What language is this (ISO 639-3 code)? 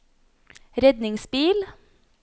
nor